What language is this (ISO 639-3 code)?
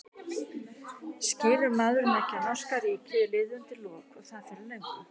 isl